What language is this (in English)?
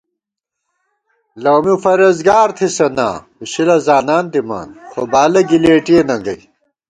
Gawar-Bati